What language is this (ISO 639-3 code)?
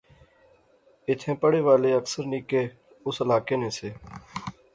phr